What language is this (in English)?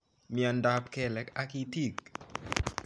Kalenjin